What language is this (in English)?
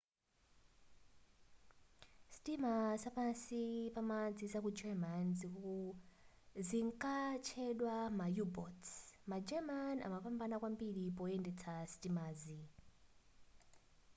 Nyanja